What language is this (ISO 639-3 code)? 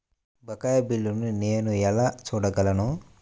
tel